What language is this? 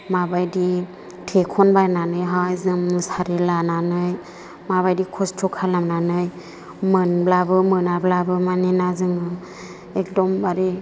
Bodo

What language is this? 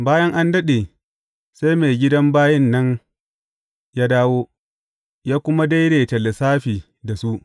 Hausa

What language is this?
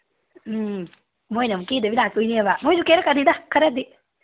Manipuri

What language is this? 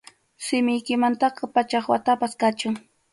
Arequipa-La Unión Quechua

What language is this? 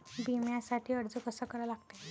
Marathi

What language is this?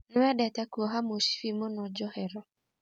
Kikuyu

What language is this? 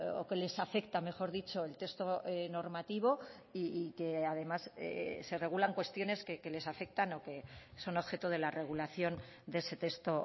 Spanish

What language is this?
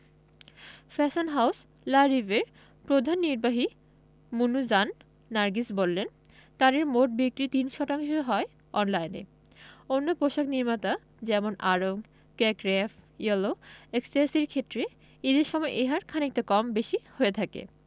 Bangla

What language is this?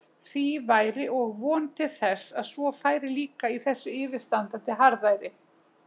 Icelandic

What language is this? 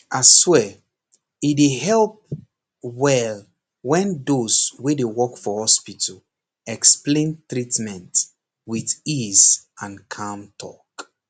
Nigerian Pidgin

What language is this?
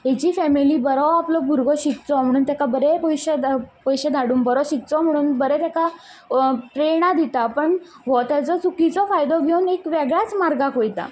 Konkani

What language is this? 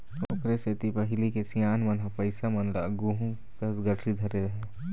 Chhattisgarhi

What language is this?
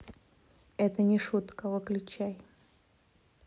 Russian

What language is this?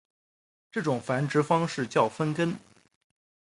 Chinese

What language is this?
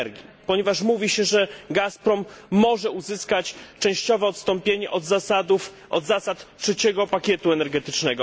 Polish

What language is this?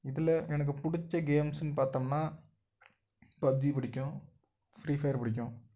Tamil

